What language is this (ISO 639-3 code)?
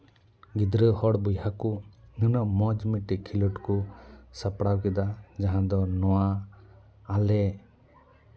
sat